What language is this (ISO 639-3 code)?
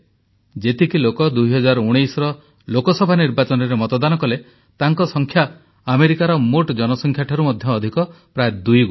ori